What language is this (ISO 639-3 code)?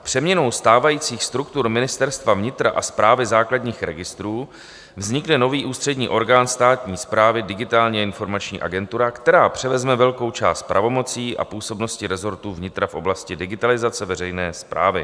ces